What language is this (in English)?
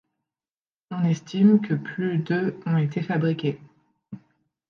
French